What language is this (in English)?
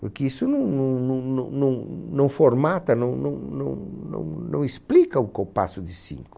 Portuguese